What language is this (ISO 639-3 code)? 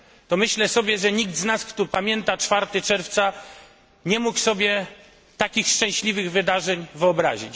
pol